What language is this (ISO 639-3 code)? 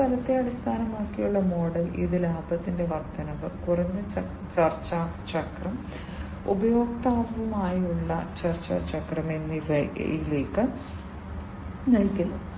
mal